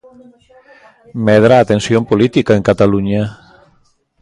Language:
Galician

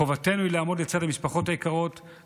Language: Hebrew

